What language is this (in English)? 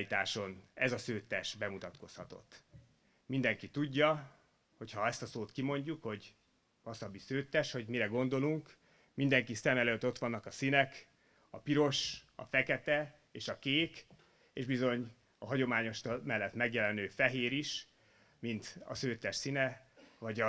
Hungarian